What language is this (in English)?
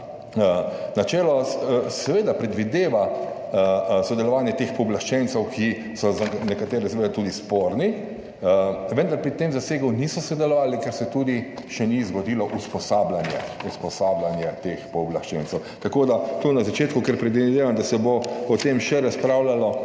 Slovenian